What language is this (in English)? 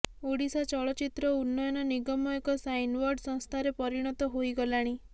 Odia